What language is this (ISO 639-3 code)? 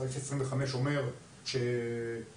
heb